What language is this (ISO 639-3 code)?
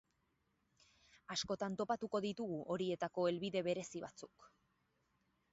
eus